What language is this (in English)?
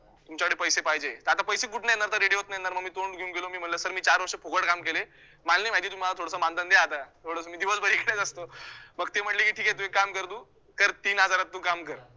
Marathi